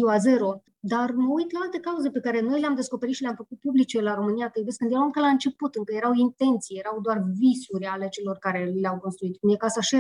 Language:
Romanian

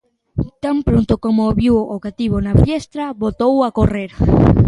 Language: Galician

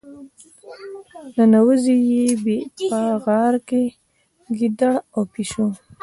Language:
Pashto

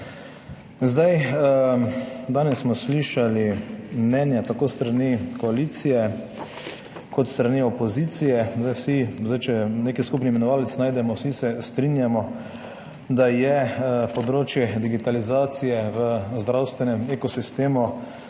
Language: Slovenian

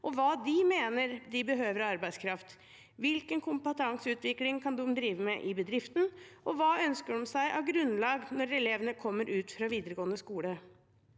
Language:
Norwegian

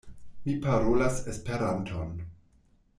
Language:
Esperanto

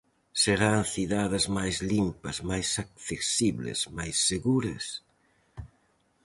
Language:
Galician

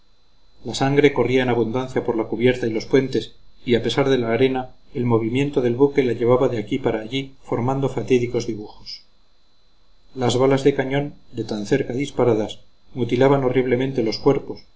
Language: Spanish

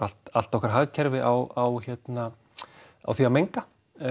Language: Icelandic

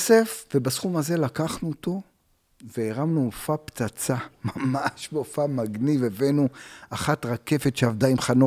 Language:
Hebrew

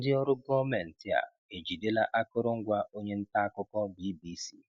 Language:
Igbo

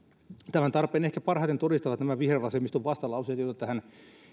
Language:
Finnish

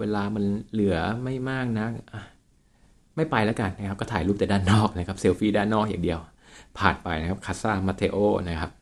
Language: Thai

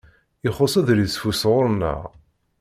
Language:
Kabyle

